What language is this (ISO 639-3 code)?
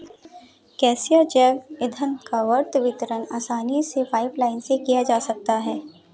hin